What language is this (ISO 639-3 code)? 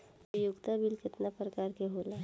bho